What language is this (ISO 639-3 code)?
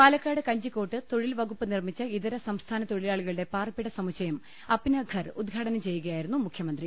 mal